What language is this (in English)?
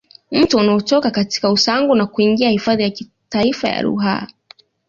Swahili